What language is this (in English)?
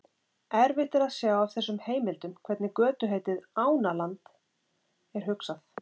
Icelandic